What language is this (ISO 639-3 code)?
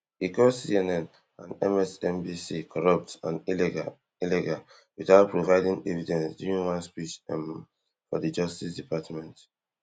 pcm